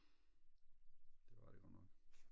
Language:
Danish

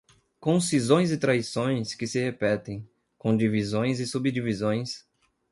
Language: Portuguese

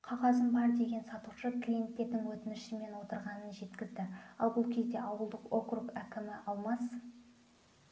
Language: Kazakh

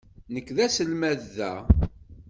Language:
Kabyle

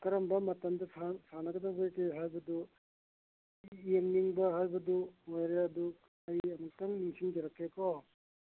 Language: Manipuri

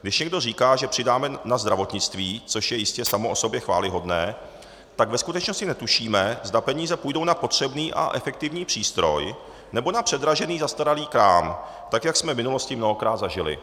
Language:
Czech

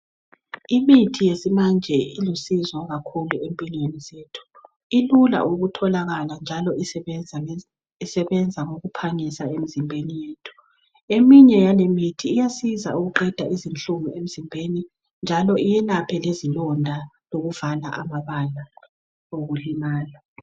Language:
North Ndebele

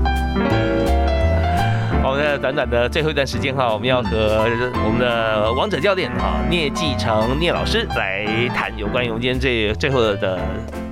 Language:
Chinese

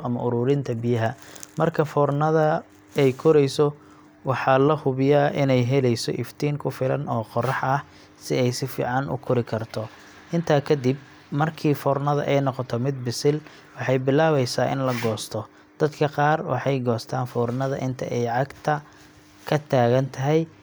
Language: Somali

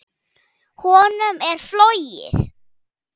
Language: Icelandic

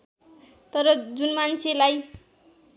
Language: Nepali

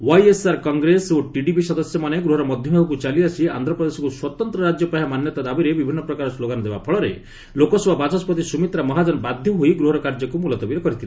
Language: Odia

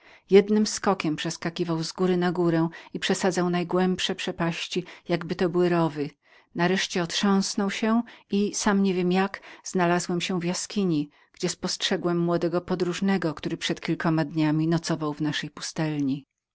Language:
Polish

